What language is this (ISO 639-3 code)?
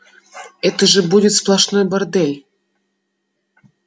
rus